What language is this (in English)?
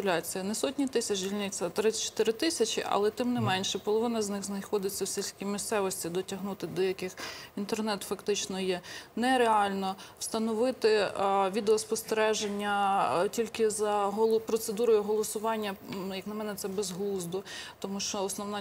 Ukrainian